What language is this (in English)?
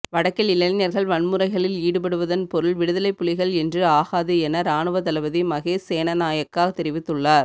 Tamil